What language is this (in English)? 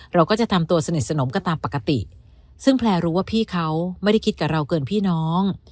Thai